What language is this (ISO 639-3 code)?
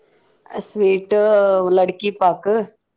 kan